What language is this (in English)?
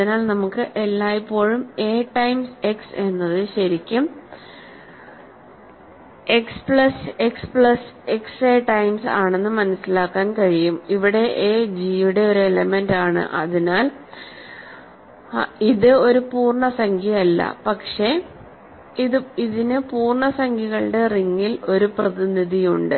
Malayalam